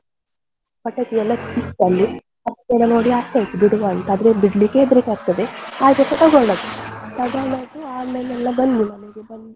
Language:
Kannada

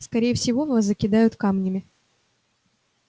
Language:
Russian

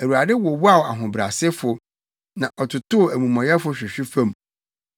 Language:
Akan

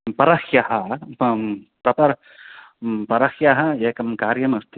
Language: Sanskrit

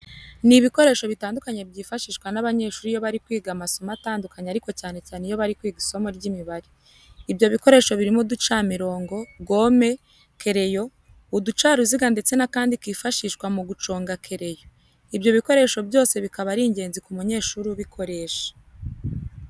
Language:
Kinyarwanda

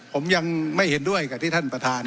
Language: Thai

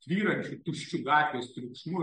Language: Lithuanian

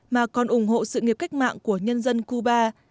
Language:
Vietnamese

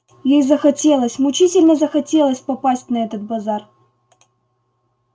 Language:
Russian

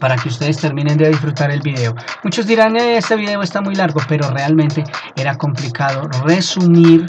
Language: Spanish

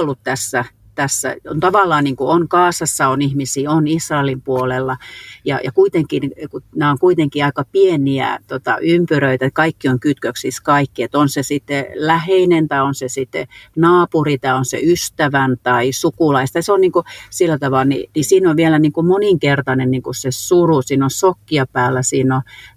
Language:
Finnish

